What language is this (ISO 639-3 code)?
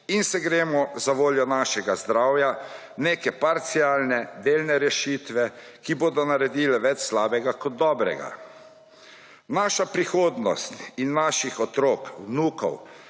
slv